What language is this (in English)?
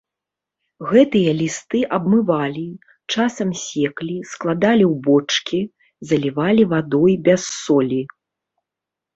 Belarusian